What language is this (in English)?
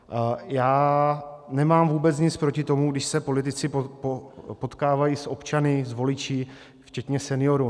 Czech